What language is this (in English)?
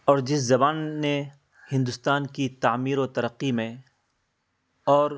Urdu